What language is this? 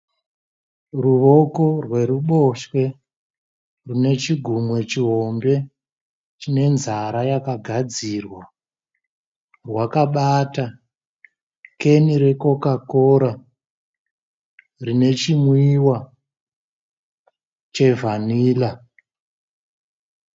Shona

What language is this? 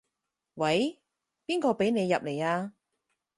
Cantonese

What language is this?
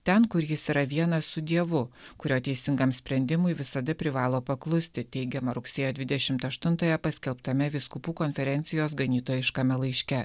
Lithuanian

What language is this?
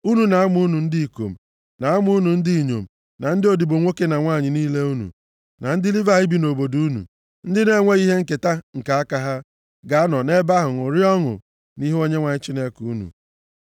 Igbo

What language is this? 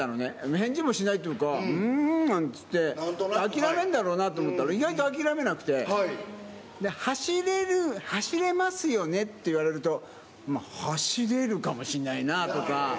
Japanese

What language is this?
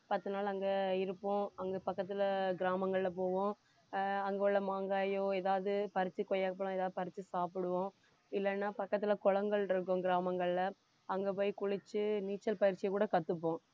Tamil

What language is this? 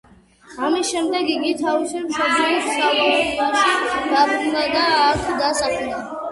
Georgian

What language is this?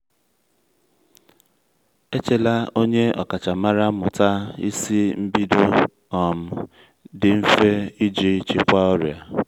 Igbo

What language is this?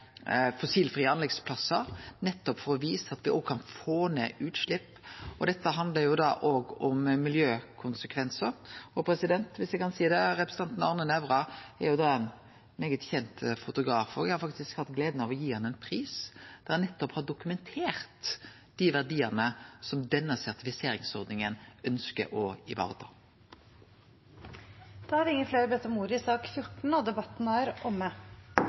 Norwegian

